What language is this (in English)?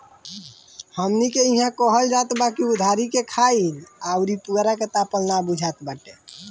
Bhojpuri